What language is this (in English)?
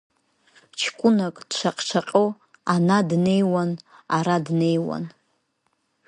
Abkhazian